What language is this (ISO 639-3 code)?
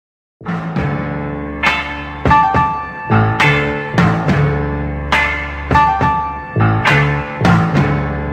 pol